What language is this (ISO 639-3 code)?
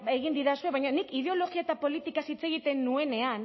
eus